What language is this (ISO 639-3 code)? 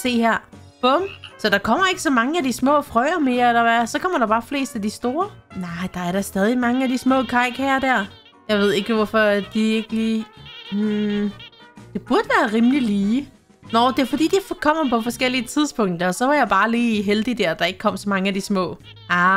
dan